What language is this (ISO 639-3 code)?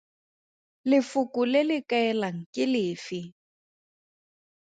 tsn